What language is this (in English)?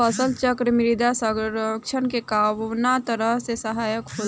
Bhojpuri